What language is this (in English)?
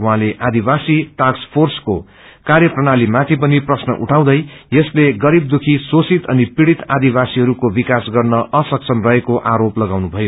Nepali